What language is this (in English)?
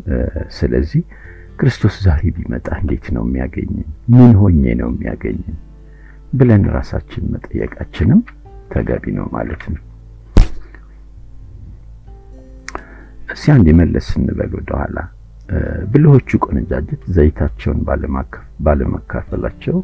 Amharic